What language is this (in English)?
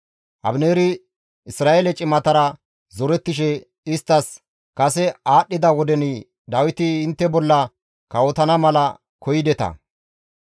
Gamo